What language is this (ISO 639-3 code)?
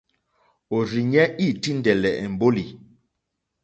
bri